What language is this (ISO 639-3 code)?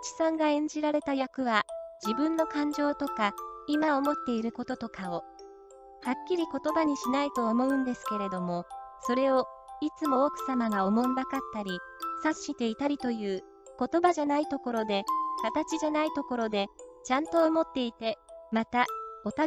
jpn